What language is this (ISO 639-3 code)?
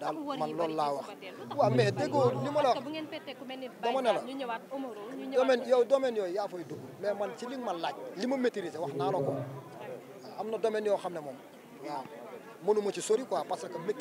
ara